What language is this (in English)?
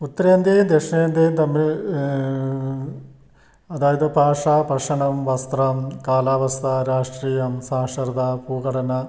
Malayalam